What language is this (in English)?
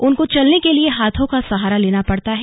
Hindi